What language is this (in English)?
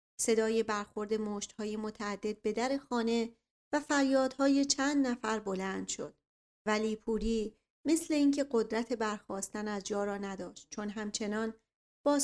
Persian